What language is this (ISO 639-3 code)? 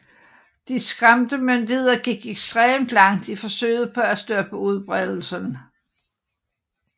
dan